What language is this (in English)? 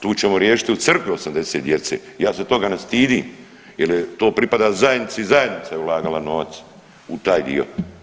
Croatian